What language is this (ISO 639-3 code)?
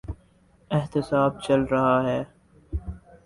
urd